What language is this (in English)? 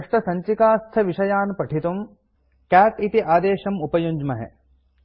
Sanskrit